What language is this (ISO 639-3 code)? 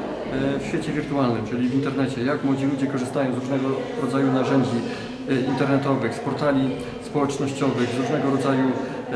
pol